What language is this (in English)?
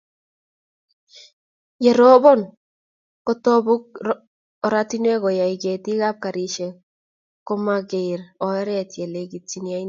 Kalenjin